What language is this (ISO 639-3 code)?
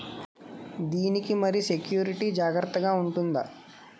tel